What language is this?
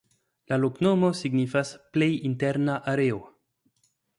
Esperanto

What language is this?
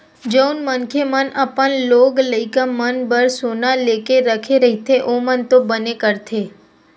Chhattisgarhi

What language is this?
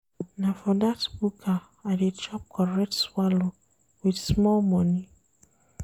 Nigerian Pidgin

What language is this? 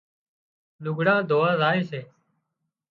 Wadiyara Koli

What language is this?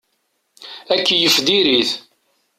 Kabyle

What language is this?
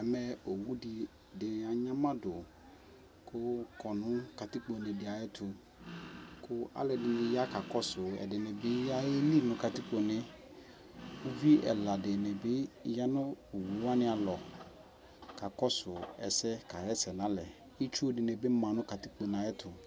Ikposo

